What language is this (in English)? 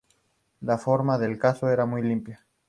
Spanish